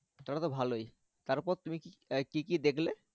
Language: Bangla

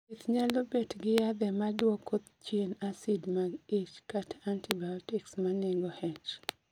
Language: Luo (Kenya and Tanzania)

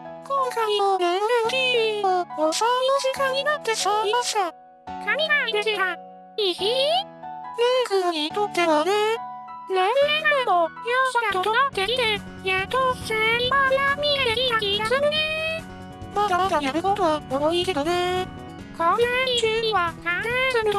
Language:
Japanese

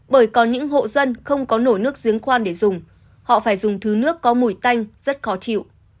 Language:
Vietnamese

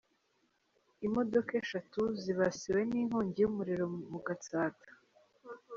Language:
Kinyarwanda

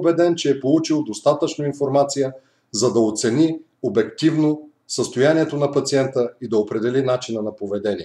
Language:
Bulgarian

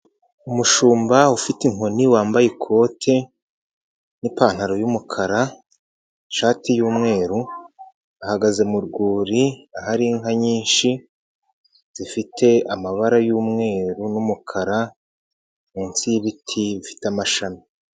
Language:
Kinyarwanda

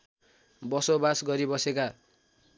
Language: Nepali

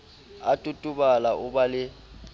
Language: Southern Sotho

